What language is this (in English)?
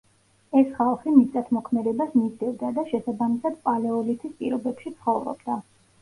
Georgian